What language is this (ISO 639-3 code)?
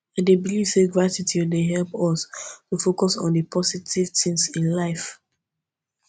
pcm